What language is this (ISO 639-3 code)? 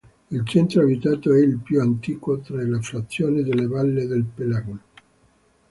ita